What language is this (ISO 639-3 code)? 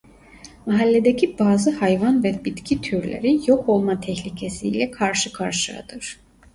tur